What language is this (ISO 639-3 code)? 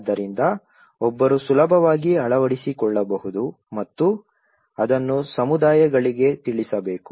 kan